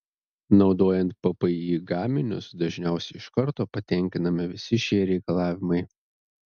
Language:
Lithuanian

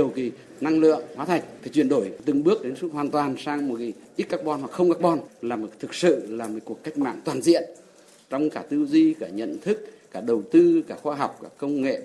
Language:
Vietnamese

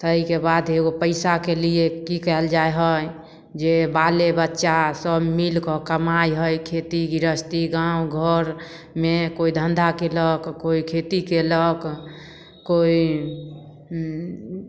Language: Maithili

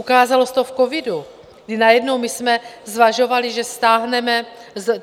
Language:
Czech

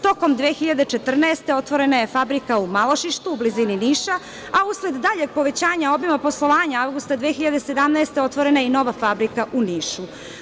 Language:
Serbian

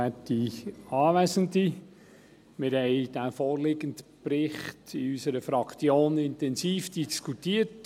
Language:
Swiss German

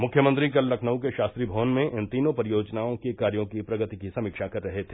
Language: Hindi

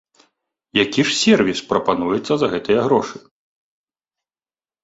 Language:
Belarusian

